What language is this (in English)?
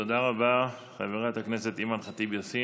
Hebrew